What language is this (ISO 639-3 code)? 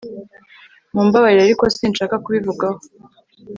kin